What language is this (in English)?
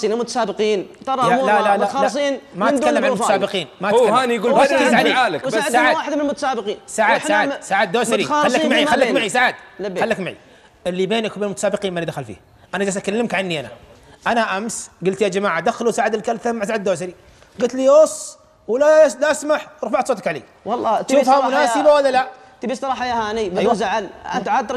Arabic